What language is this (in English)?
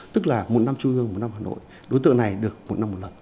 Vietnamese